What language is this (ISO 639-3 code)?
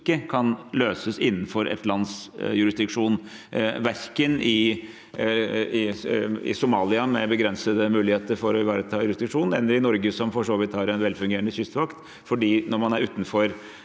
nor